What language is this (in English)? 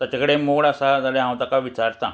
Konkani